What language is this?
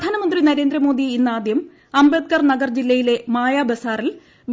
Malayalam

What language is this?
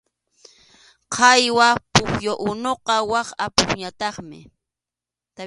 Arequipa-La Unión Quechua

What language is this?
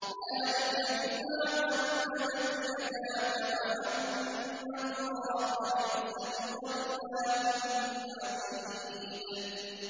Arabic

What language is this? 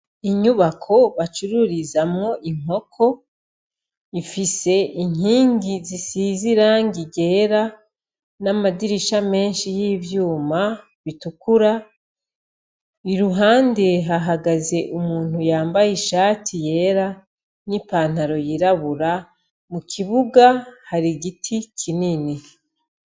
Rundi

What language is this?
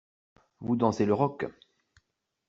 French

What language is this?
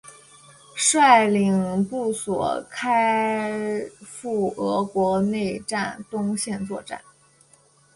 Chinese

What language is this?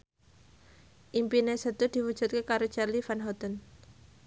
Javanese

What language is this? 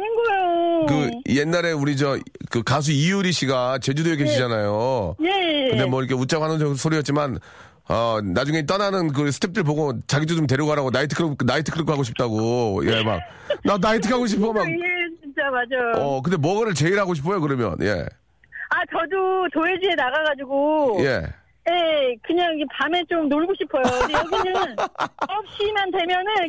Korean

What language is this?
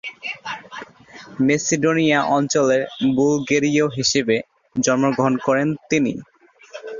Bangla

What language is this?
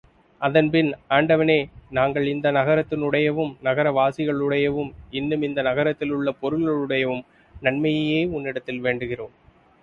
Tamil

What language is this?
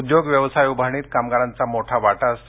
Marathi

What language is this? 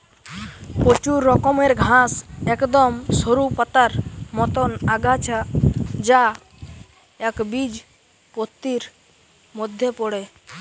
Bangla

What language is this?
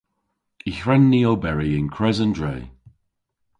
Cornish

